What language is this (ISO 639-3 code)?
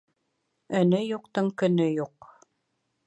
bak